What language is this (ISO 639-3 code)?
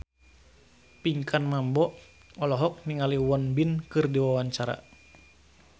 sun